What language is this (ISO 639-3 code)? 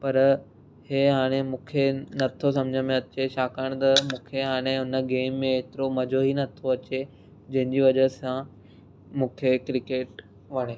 snd